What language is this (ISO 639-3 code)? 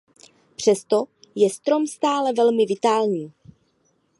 ces